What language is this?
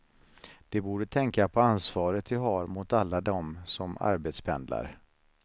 Swedish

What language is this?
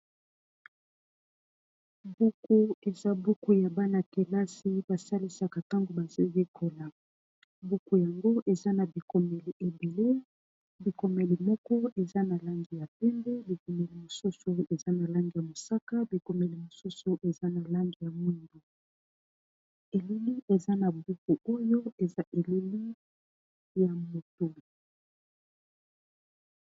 Lingala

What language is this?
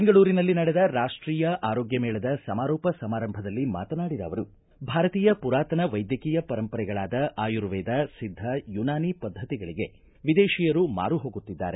Kannada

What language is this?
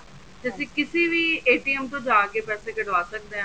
Punjabi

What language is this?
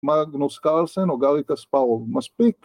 Hebrew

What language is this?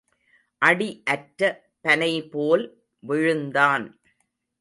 Tamil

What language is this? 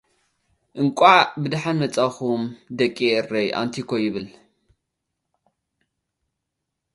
Tigrinya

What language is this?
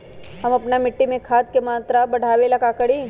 Magahi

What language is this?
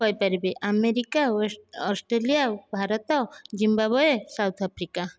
Odia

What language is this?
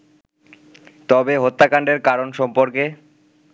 Bangla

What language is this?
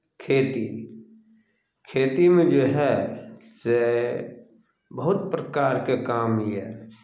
Maithili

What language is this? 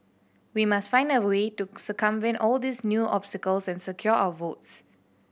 English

